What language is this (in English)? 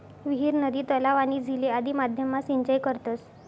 Marathi